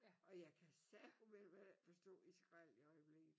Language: Danish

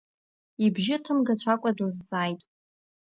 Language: Abkhazian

